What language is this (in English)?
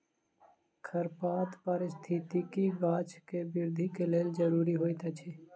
Maithili